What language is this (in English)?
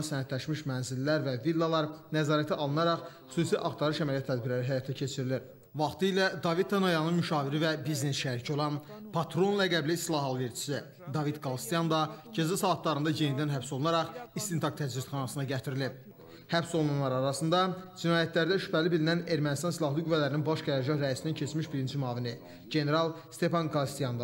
Turkish